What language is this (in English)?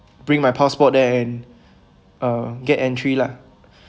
English